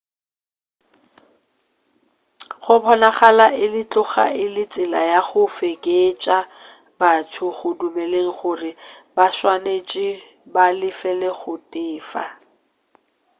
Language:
Northern Sotho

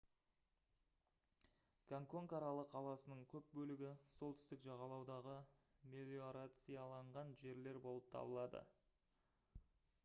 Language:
Kazakh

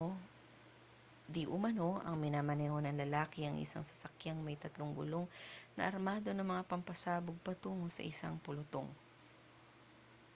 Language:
Filipino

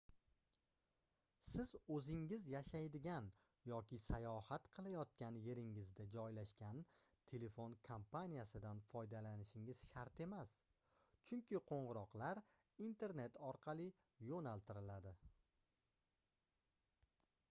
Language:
Uzbek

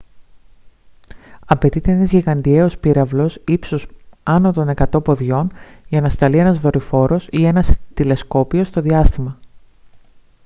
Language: Greek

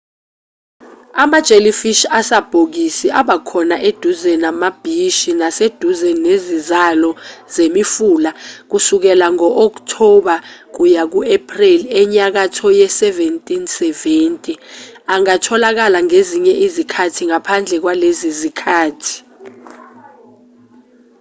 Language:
Zulu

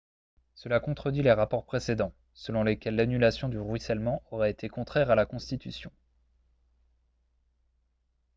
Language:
French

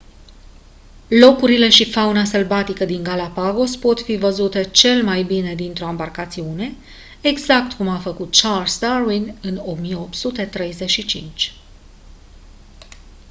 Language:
Romanian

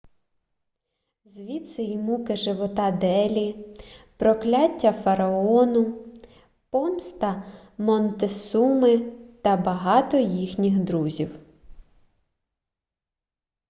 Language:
Ukrainian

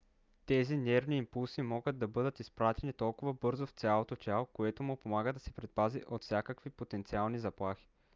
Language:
Bulgarian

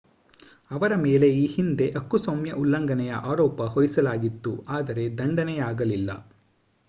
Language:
Kannada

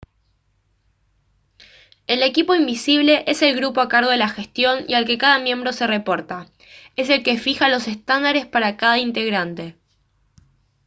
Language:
Spanish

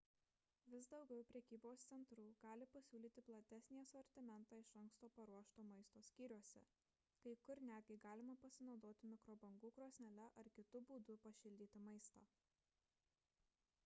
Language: Lithuanian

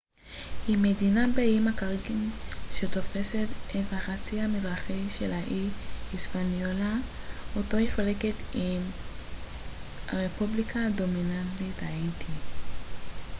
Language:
Hebrew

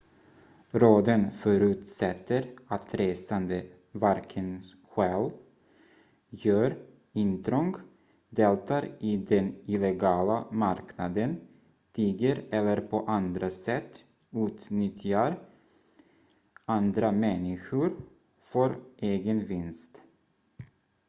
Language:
Swedish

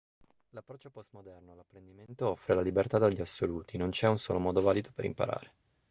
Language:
Italian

